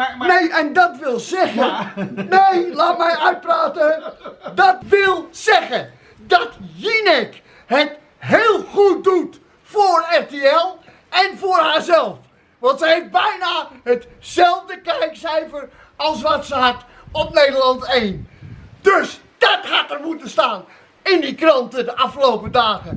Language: Dutch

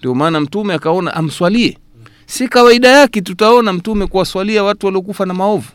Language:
Swahili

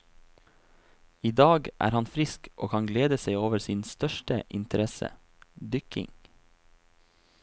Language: Norwegian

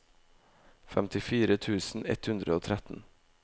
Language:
Norwegian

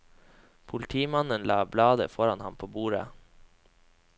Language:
Norwegian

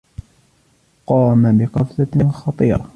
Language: Arabic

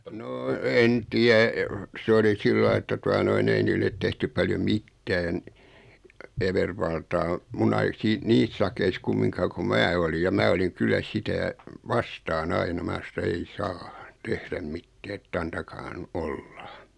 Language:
Finnish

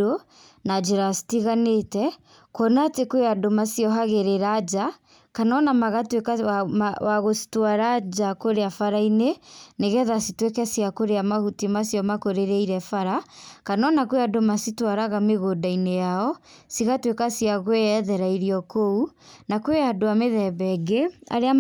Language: Kikuyu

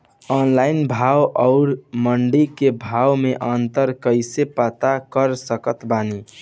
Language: Bhojpuri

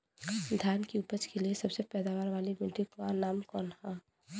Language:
Bhojpuri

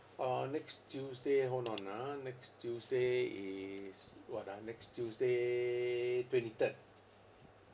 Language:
English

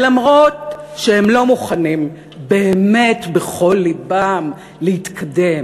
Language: Hebrew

